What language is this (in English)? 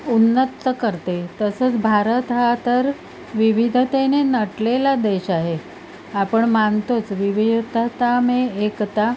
Marathi